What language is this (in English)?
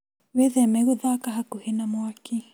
Kikuyu